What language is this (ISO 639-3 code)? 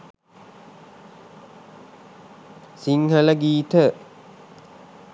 sin